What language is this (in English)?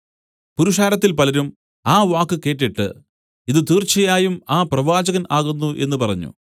Malayalam